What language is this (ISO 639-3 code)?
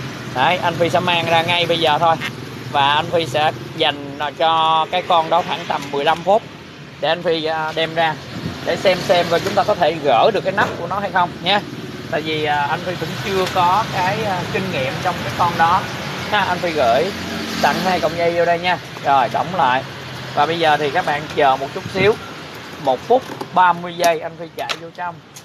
vie